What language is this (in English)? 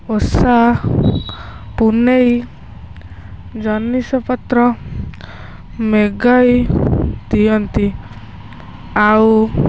Odia